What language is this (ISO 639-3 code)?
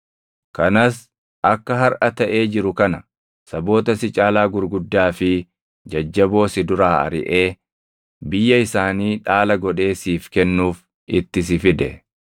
orm